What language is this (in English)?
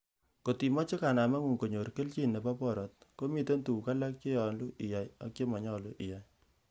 Kalenjin